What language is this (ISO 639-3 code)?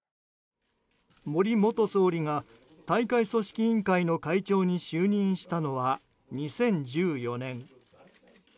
jpn